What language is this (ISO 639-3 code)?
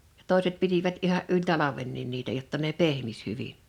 fin